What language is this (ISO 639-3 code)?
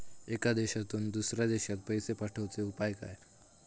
mar